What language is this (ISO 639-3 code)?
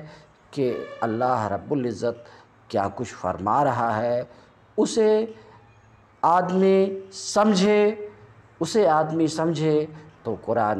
ara